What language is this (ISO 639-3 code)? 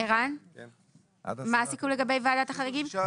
heb